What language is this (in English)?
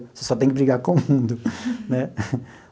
Portuguese